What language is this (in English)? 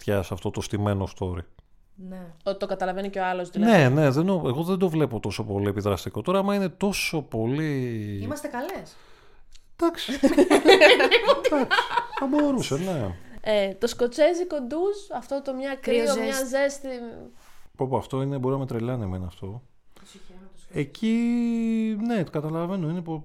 Greek